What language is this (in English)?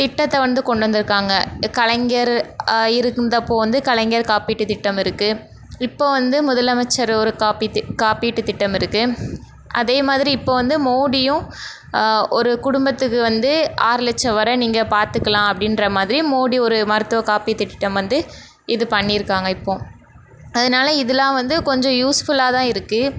Tamil